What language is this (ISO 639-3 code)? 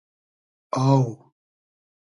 haz